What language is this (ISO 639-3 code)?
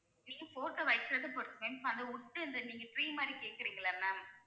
tam